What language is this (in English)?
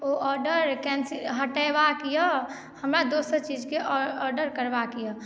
Maithili